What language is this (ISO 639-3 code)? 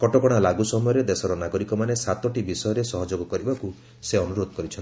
ori